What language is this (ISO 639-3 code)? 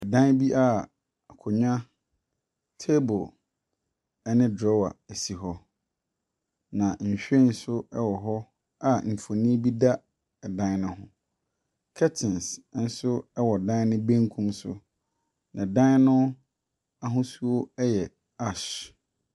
aka